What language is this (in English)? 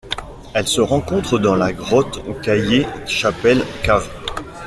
French